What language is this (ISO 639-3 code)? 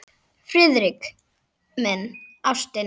isl